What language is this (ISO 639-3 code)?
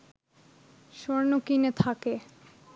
ben